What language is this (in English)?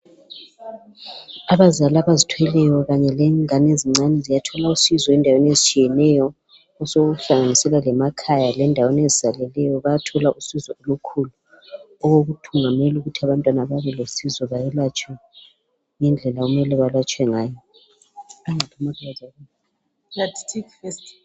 North Ndebele